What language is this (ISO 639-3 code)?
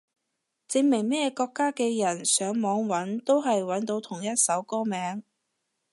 yue